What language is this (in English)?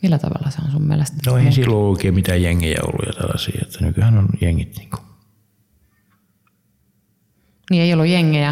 Finnish